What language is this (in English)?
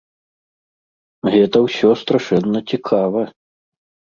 Belarusian